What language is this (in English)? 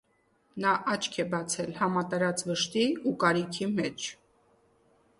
Armenian